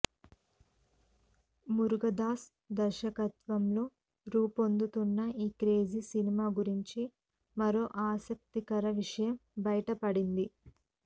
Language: Telugu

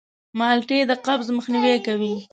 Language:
Pashto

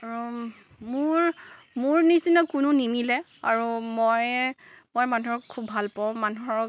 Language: Assamese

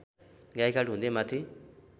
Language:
Nepali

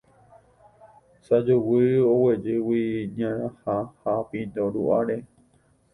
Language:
Guarani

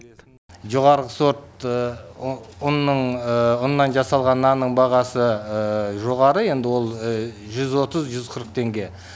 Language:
Kazakh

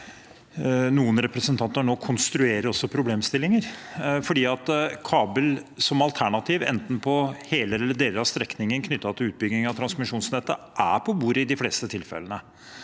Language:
Norwegian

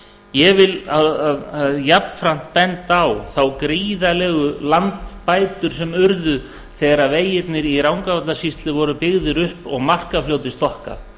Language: Icelandic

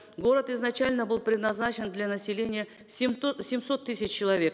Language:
Kazakh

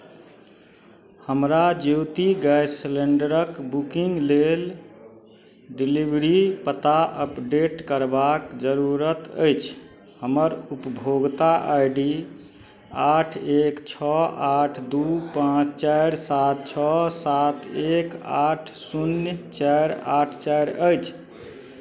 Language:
Maithili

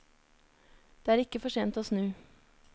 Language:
Norwegian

